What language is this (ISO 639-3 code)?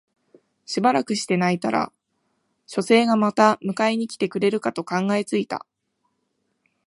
jpn